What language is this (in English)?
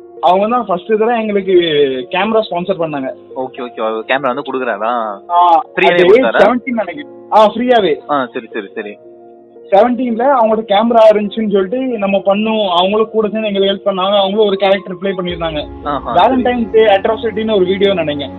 Tamil